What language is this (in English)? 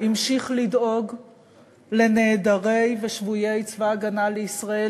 Hebrew